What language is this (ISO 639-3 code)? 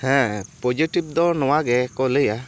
sat